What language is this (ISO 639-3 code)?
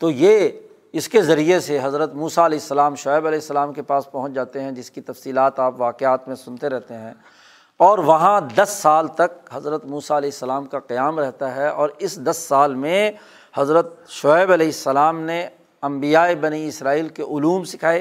urd